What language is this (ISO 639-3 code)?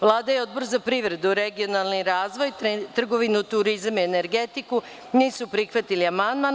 srp